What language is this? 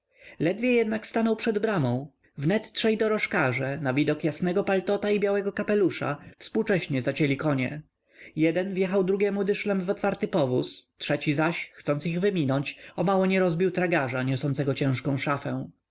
Polish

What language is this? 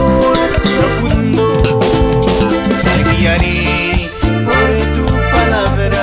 Spanish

